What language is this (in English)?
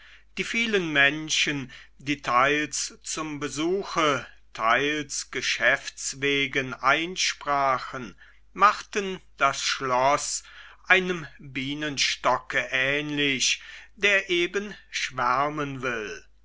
German